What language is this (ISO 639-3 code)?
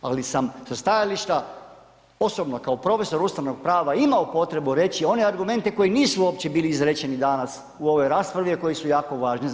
hrv